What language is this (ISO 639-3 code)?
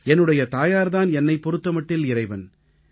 tam